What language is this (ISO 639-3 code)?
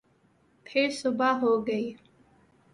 urd